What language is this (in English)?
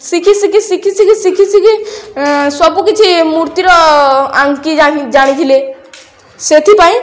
Odia